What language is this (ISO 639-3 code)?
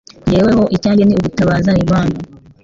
kin